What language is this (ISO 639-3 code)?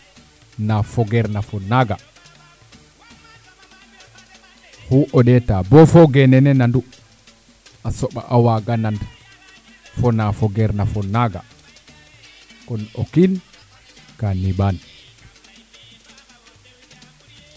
srr